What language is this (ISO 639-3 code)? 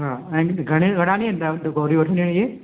snd